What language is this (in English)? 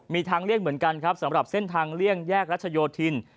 Thai